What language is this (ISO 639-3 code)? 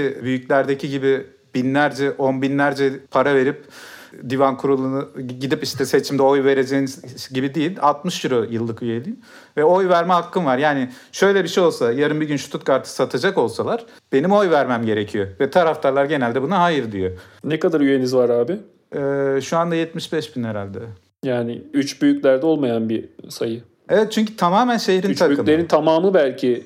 tur